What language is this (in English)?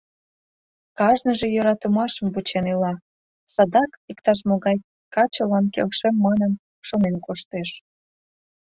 Mari